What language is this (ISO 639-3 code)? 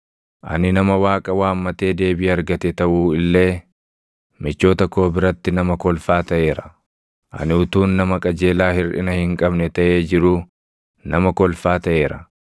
orm